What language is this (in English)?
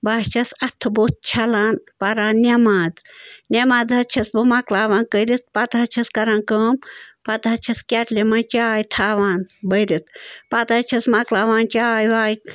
Kashmiri